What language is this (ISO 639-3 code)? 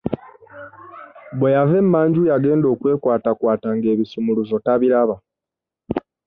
lug